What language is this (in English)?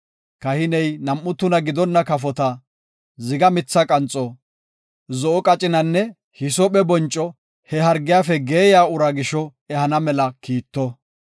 Gofa